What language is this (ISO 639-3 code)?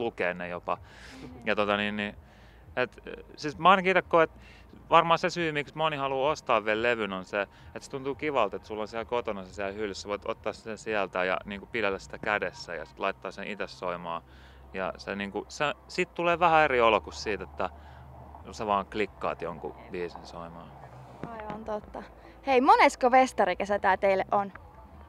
fin